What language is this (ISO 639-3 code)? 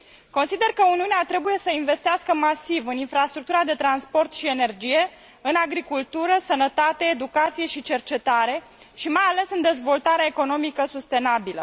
ron